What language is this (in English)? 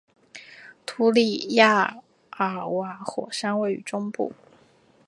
Chinese